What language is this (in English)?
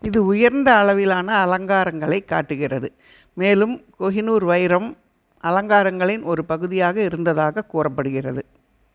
Tamil